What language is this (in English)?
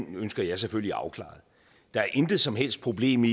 Danish